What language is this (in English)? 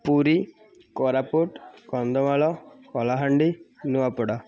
Odia